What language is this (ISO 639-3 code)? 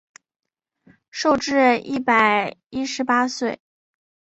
zho